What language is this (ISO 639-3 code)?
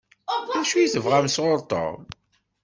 kab